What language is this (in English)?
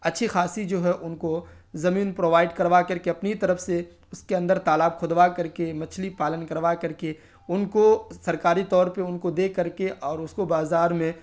Urdu